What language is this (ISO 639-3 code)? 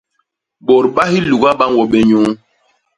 bas